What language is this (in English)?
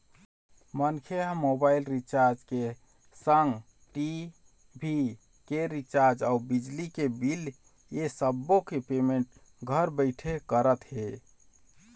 Chhattisgarhi